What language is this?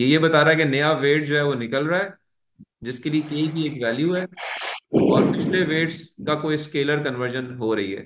Hindi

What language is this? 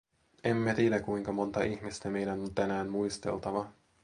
Finnish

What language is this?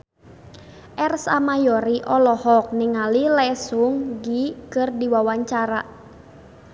Sundanese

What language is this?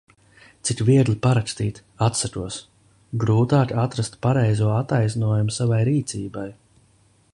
Latvian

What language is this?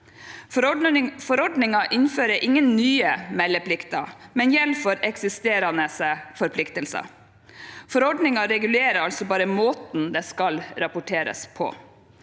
Norwegian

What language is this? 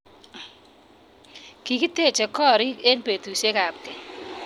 Kalenjin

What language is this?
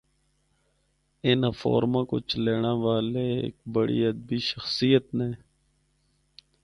Northern Hindko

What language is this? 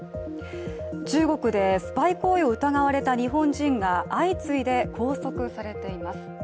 Japanese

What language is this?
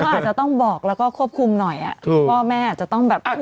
Thai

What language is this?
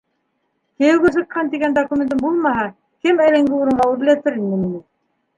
Bashkir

